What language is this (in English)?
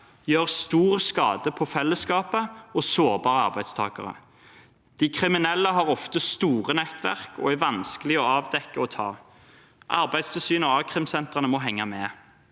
Norwegian